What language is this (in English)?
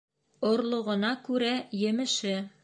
Bashkir